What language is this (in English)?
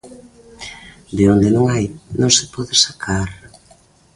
Galician